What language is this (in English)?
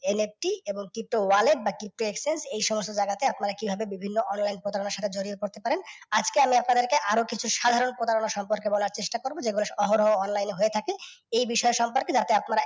Bangla